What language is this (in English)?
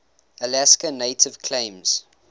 English